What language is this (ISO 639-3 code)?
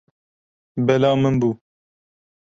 kur